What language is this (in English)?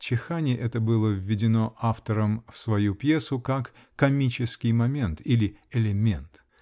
Russian